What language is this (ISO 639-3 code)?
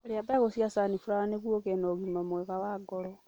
kik